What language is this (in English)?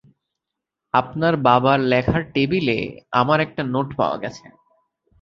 Bangla